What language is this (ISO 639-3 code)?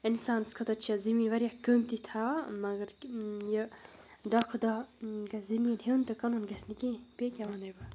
kas